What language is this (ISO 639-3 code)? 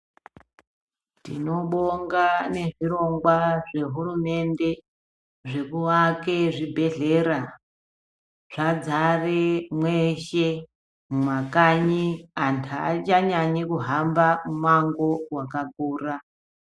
ndc